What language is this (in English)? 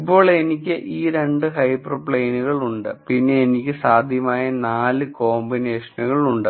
Malayalam